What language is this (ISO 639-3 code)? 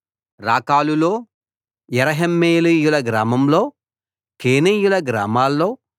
tel